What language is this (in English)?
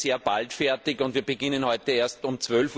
German